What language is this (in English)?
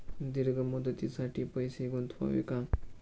Marathi